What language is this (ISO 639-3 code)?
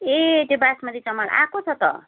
nep